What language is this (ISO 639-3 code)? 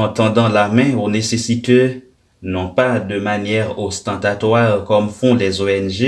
fra